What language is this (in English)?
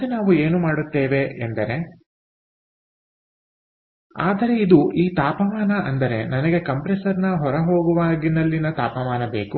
Kannada